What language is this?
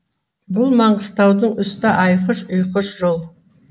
Kazakh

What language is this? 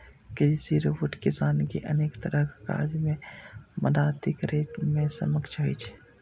Maithili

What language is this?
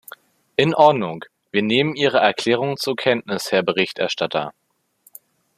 German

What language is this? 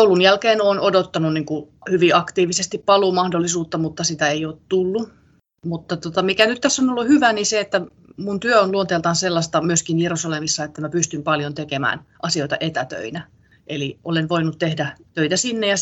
Finnish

